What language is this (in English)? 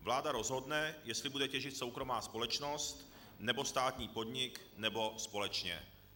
Czech